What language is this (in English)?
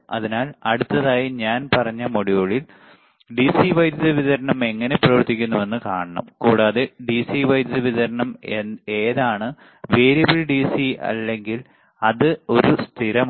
Malayalam